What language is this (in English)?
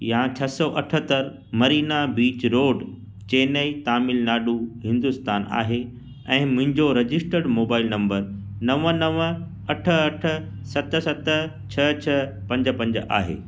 Sindhi